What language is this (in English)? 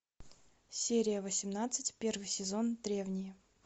Russian